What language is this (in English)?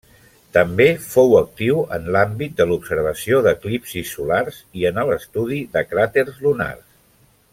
Catalan